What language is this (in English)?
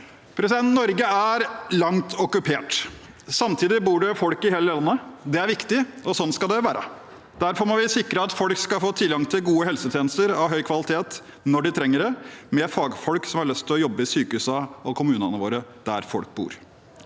Norwegian